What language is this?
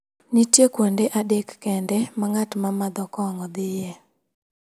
Luo (Kenya and Tanzania)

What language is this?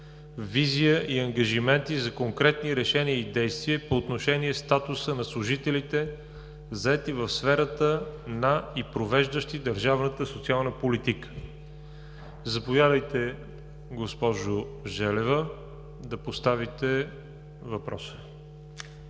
Bulgarian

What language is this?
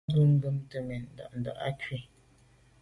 Medumba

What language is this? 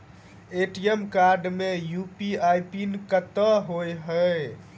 Maithili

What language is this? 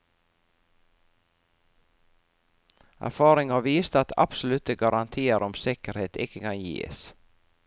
Norwegian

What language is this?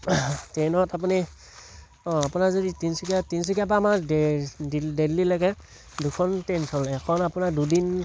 Assamese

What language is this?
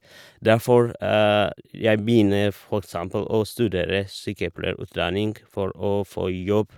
Norwegian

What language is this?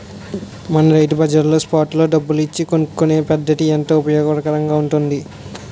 Telugu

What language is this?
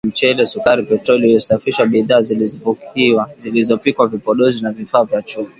Swahili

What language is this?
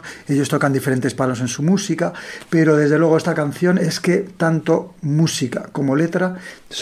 Spanish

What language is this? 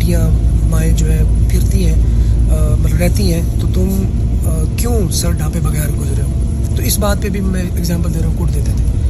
Urdu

